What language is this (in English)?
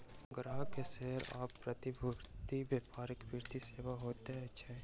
Maithili